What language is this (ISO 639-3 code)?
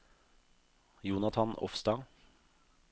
nor